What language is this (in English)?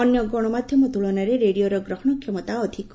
Odia